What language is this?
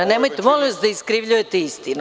Serbian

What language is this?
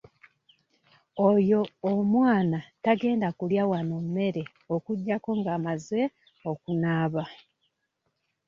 Ganda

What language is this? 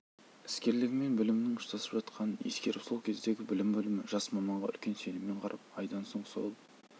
Kazakh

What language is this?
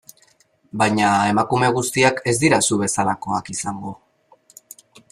Basque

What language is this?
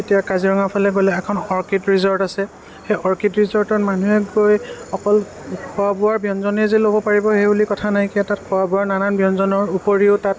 Assamese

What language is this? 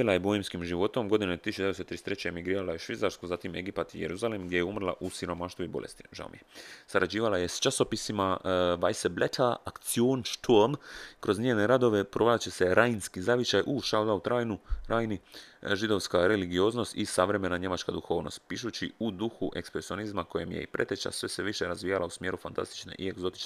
Croatian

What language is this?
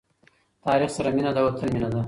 Pashto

